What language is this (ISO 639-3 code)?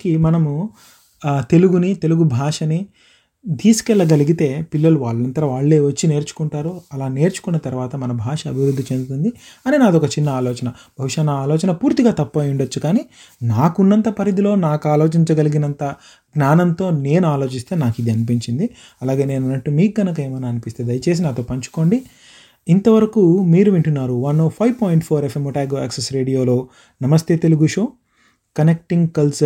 tel